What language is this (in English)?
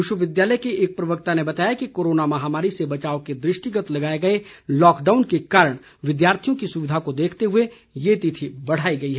Hindi